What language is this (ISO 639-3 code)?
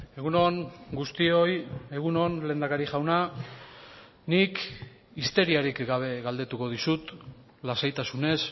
eus